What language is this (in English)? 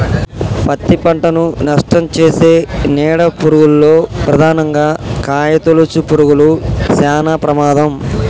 Telugu